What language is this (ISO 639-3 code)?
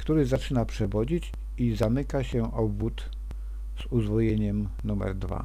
pol